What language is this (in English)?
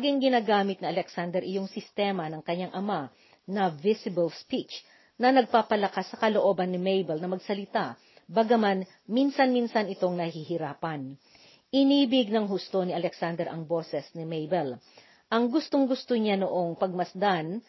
Filipino